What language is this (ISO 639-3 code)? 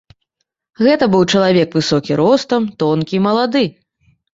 bel